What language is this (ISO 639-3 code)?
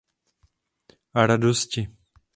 ces